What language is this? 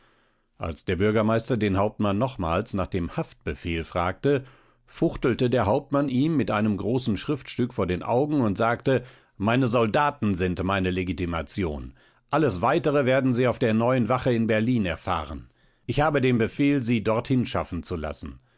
German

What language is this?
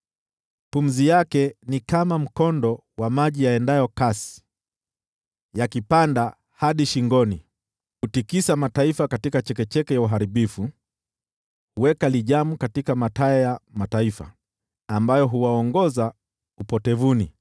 Swahili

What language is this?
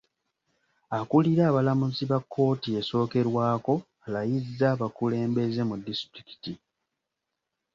Ganda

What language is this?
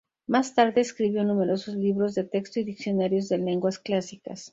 Spanish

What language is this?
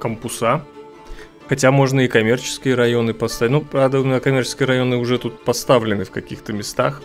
Russian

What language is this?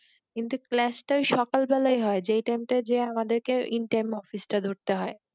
Bangla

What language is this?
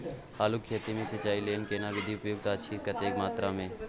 Maithili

